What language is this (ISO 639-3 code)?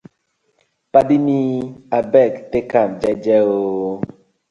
pcm